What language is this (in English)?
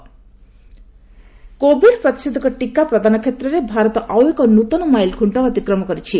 Odia